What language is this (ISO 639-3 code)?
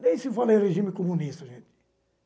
por